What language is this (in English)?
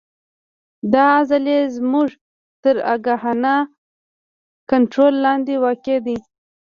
Pashto